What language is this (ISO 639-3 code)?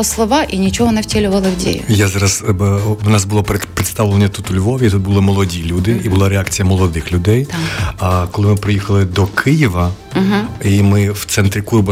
ukr